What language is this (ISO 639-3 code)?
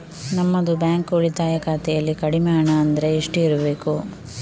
kan